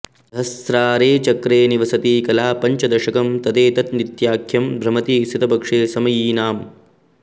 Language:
Sanskrit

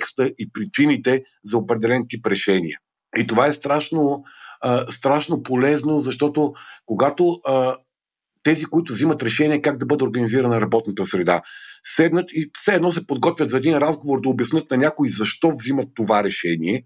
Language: Bulgarian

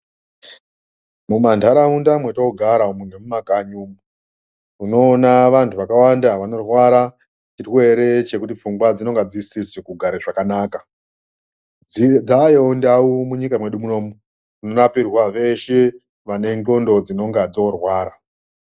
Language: Ndau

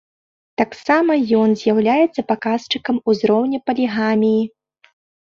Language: Belarusian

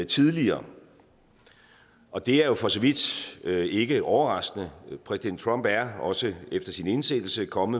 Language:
Danish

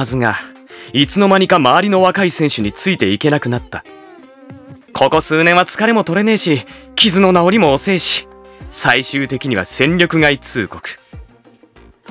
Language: Japanese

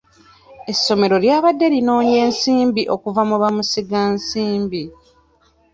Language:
Ganda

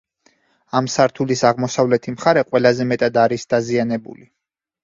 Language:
Georgian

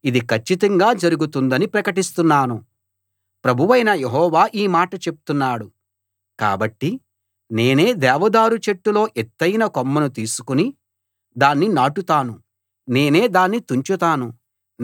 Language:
Telugu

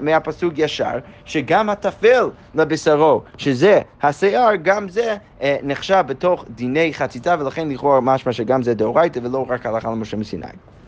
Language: Hebrew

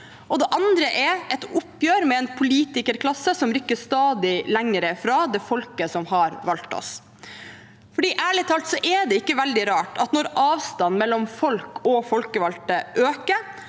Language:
Norwegian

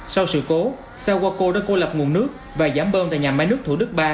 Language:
Vietnamese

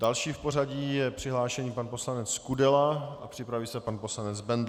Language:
Czech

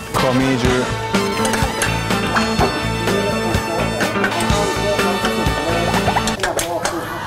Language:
Korean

